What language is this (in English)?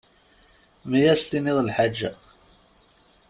Kabyle